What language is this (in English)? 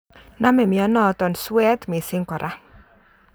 Kalenjin